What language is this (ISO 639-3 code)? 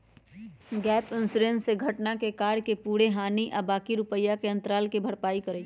mag